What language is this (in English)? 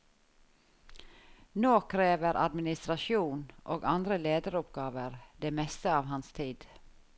Norwegian